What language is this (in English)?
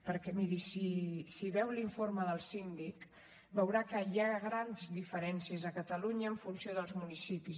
Catalan